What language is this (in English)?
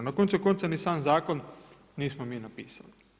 Croatian